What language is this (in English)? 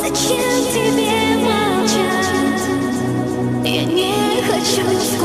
Ukrainian